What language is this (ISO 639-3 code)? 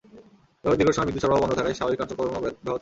ben